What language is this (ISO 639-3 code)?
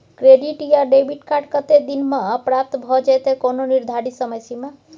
mai